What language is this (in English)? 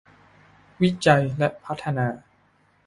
Thai